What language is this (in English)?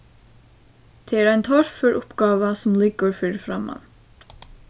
Faroese